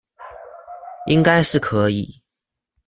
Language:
Chinese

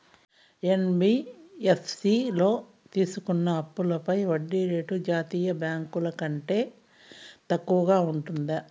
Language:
Telugu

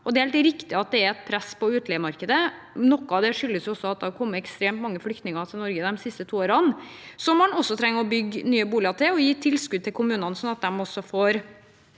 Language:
Norwegian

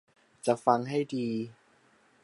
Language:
Thai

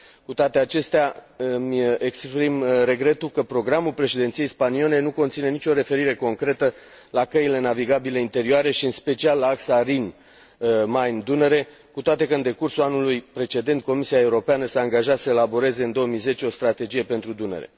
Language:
Romanian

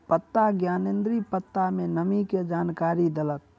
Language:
Maithili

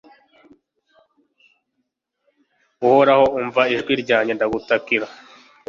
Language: Kinyarwanda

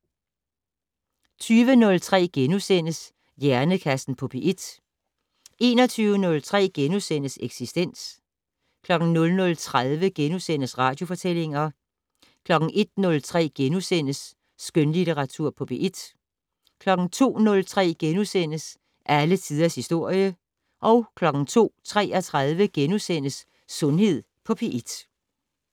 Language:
Danish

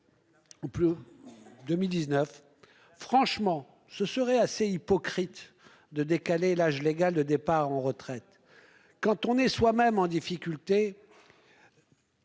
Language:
French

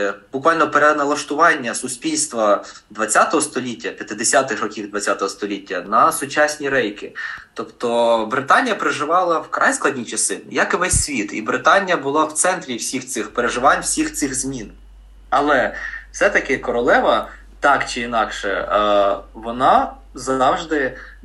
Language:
Ukrainian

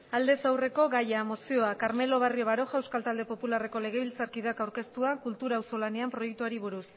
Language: Basque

